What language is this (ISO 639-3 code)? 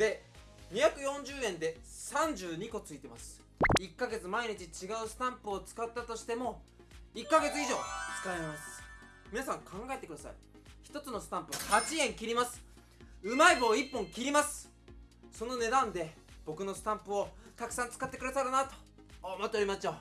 jpn